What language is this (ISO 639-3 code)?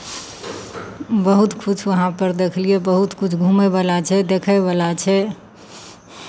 mai